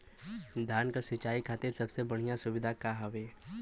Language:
Bhojpuri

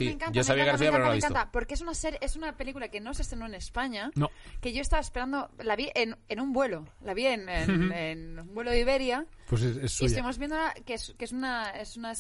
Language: Spanish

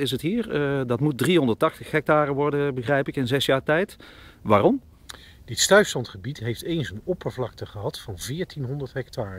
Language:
Dutch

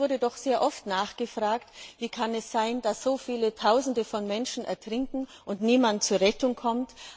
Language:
German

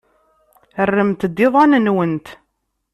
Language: Kabyle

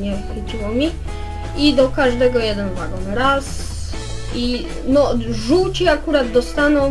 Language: Polish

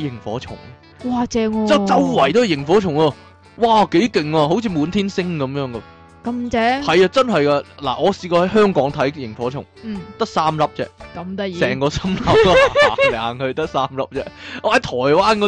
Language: Chinese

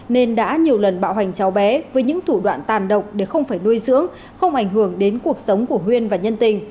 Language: Vietnamese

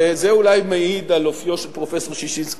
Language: Hebrew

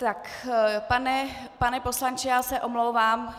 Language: Czech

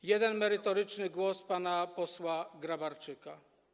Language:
Polish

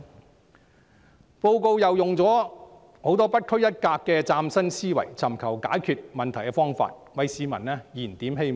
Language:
Cantonese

